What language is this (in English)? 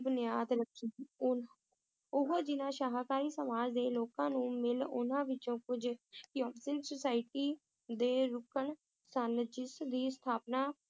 Punjabi